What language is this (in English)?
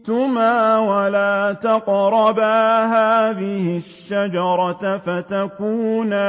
Arabic